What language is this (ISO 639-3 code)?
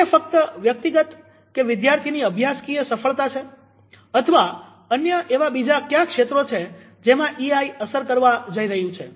guj